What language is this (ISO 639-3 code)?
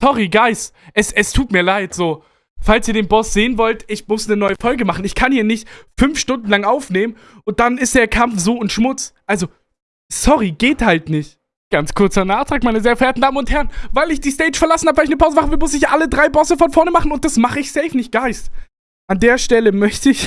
deu